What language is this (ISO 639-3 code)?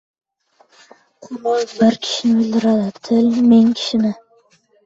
uzb